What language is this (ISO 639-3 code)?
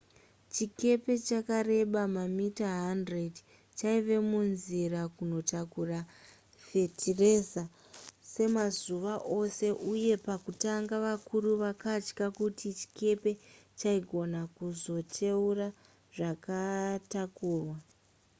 sna